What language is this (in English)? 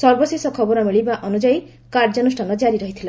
Odia